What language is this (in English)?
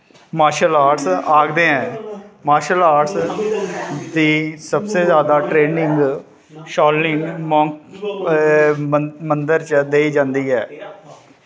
Dogri